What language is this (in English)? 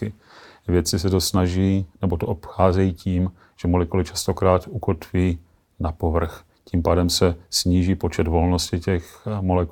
Czech